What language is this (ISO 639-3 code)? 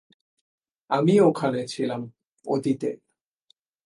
ben